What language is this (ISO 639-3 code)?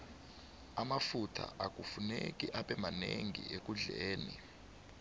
nbl